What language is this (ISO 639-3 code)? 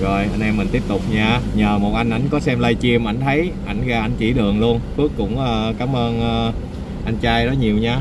vie